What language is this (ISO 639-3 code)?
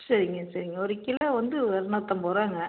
tam